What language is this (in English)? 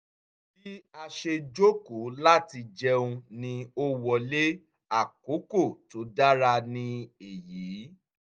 Yoruba